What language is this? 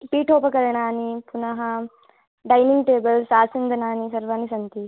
Sanskrit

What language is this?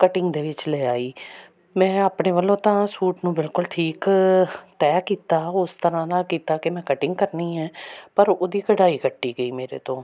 Punjabi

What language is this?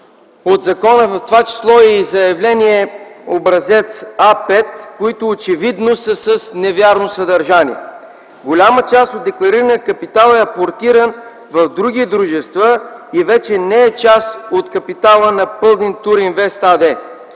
Bulgarian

